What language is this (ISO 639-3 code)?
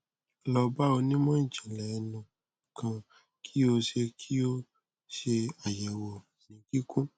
yor